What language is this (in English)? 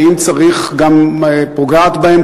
Hebrew